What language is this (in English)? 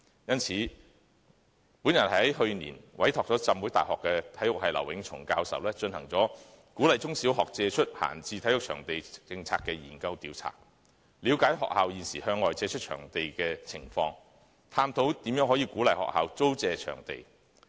Cantonese